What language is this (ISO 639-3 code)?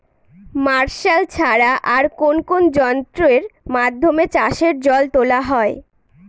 ben